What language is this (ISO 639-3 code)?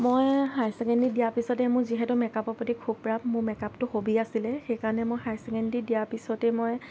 asm